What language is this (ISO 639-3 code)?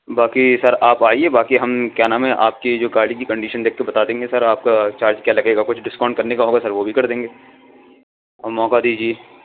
urd